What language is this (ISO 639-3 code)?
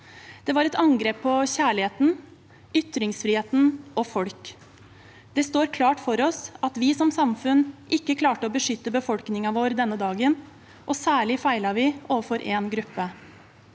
nor